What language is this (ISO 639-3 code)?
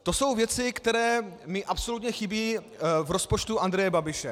ces